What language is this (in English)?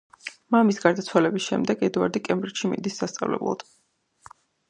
Georgian